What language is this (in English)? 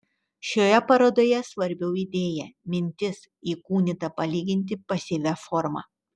Lithuanian